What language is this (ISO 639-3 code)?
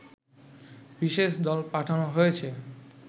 ben